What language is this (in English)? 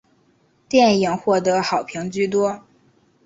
Chinese